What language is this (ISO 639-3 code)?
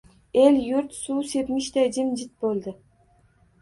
uzb